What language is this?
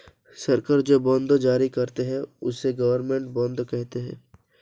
Hindi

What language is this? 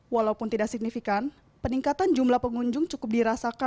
Indonesian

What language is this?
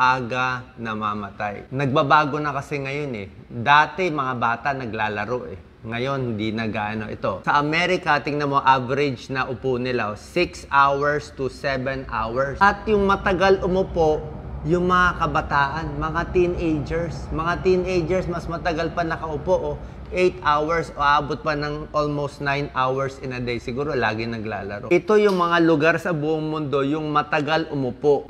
Filipino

